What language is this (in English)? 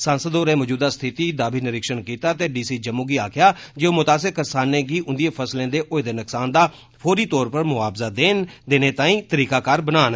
Dogri